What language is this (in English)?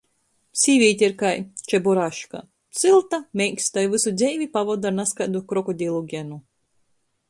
Latgalian